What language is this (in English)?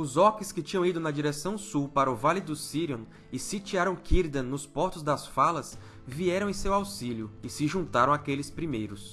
Portuguese